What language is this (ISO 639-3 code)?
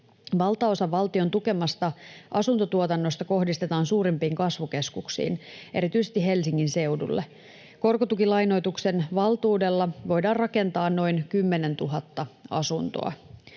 fin